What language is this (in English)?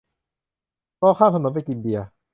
Thai